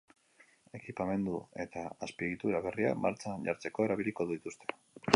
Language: Basque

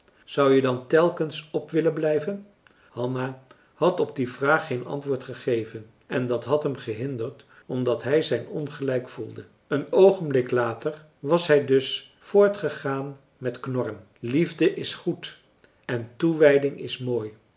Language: Dutch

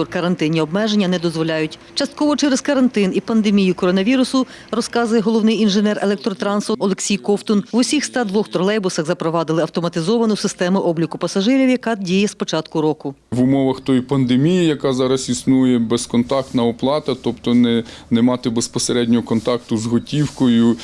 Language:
Ukrainian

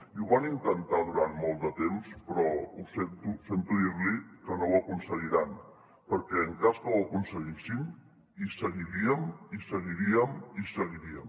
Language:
Catalan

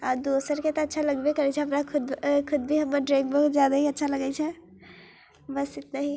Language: Maithili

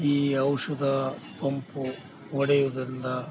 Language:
Kannada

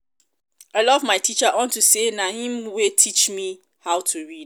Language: Nigerian Pidgin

